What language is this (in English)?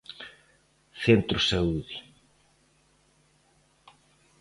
Galician